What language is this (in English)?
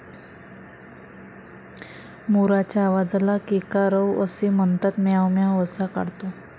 Marathi